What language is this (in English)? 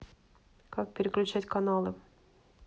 Russian